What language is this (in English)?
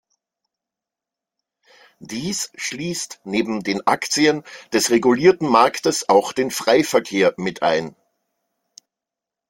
German